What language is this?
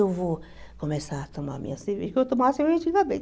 Portuguese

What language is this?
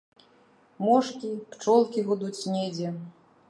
Belarusian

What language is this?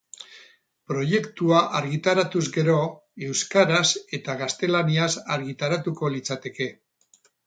Basque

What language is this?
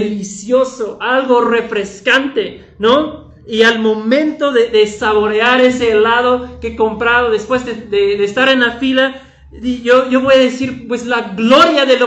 Spanish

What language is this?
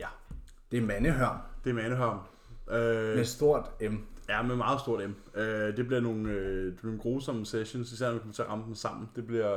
Danish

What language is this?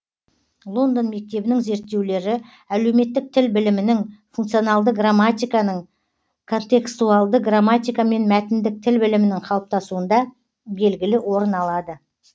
Kazakh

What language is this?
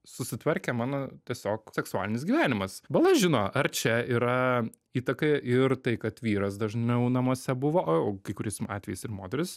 Lithuanian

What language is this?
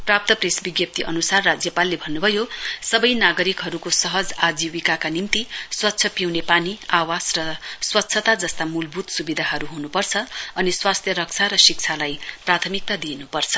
Nepali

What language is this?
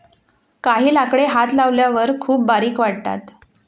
Marathi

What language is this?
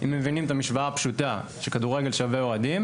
Hebrew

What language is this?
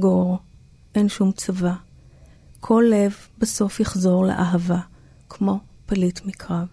Hebrew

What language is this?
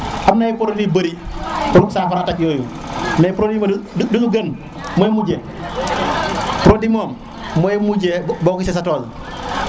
Serer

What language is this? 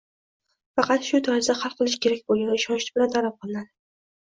Uzbek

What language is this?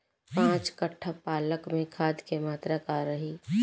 Bhojpuri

